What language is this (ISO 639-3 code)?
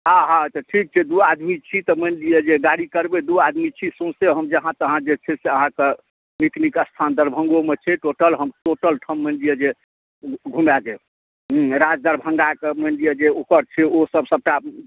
mai